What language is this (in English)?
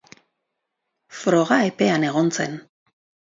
Basque